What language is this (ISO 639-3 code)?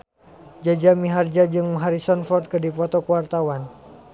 sun